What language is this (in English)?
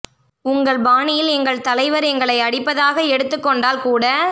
Tamil